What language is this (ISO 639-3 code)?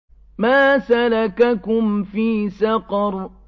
ara